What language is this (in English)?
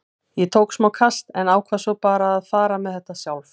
Icelandic